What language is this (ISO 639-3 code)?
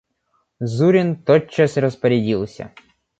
rus